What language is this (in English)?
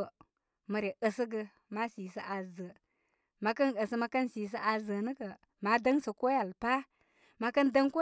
Koma